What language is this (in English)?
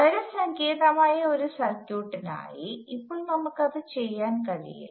Malayalam